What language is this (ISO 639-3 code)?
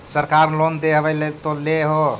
mag